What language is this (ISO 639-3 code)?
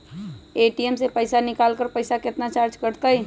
mag